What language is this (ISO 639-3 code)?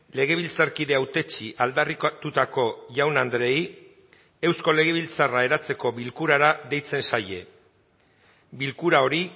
eus